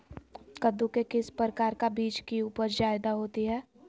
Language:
Magahi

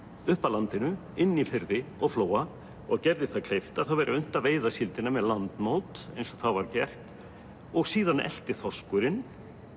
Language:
Icelandic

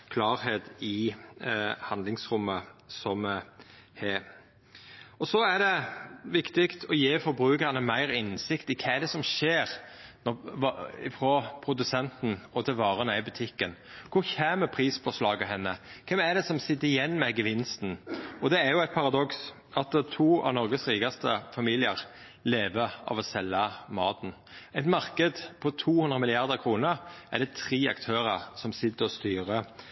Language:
Norwegian Nynorsk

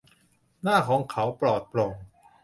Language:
Thai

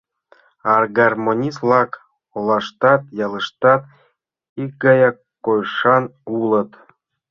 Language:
Mari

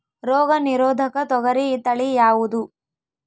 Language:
Kannada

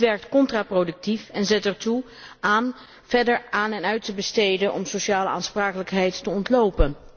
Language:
Dutch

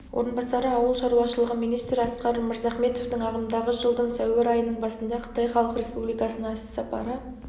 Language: Kazakh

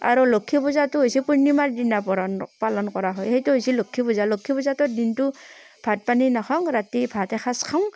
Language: Assamese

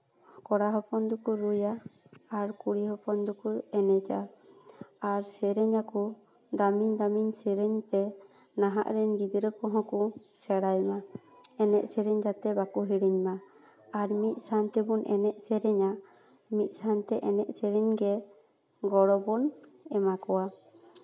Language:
Santali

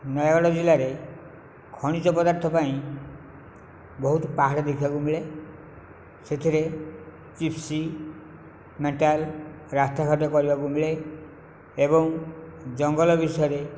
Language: Odia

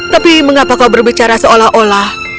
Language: Indonesian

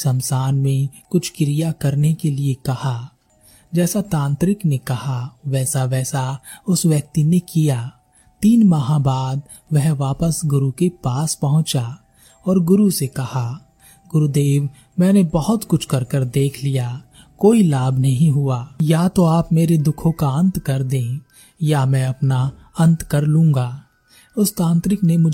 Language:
Hindi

